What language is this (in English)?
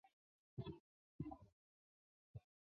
Chinese